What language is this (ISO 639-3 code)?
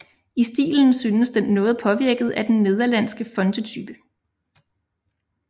dan